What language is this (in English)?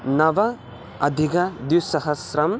Sanskrit